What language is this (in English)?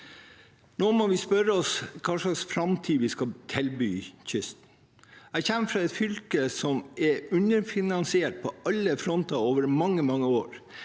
Norwegian